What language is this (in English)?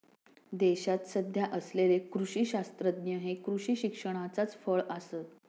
Marathi